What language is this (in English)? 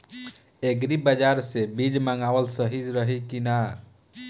Bhojpuri